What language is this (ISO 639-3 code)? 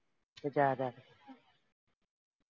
pan